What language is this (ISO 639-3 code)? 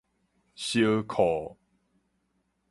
nan